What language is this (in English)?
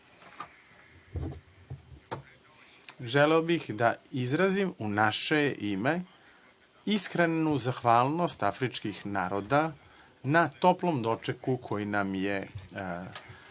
Serbian